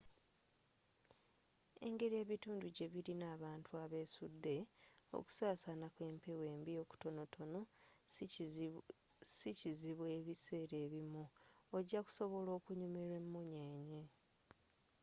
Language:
Ganda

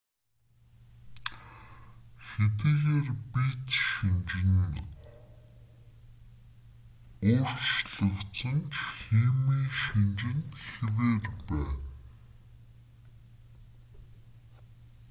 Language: Mongolian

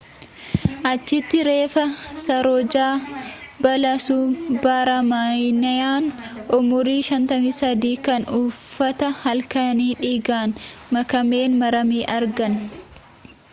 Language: Oromo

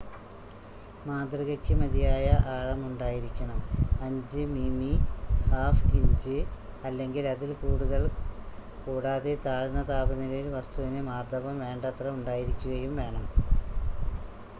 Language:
Malayalam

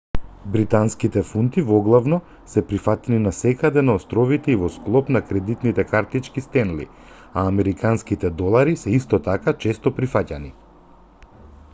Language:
Macedonian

